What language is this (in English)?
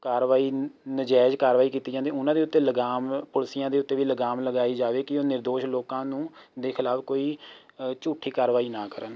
Punjabi